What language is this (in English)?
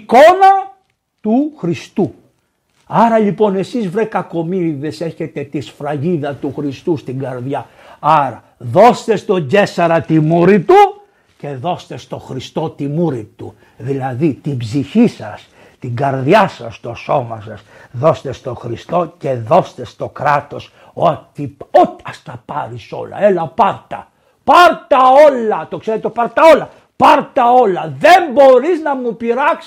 Greek